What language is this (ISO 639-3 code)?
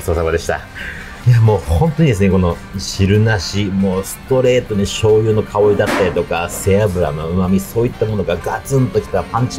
jpn